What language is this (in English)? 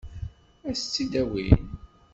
Kabyle